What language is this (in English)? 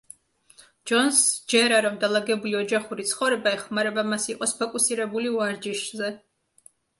Georgian